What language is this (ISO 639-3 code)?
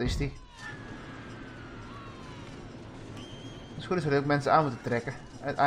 nld